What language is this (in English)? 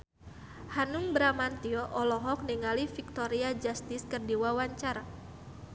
Sundanese